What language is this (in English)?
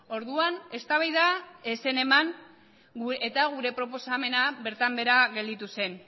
Basque